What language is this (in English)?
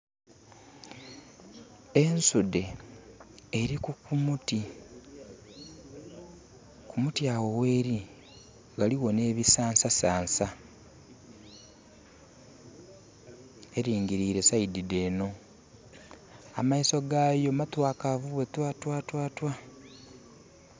Soga